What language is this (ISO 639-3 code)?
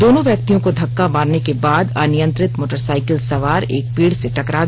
hin